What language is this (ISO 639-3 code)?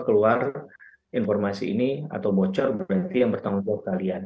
ind